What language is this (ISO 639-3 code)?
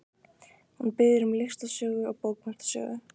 isl